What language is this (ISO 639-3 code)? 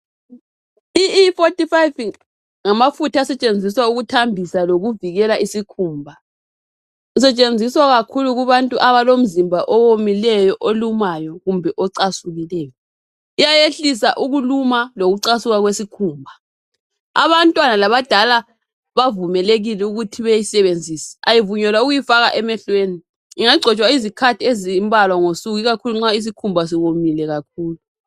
nde